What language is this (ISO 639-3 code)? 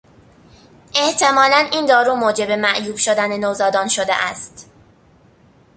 fas